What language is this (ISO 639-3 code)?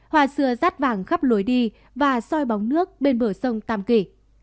vie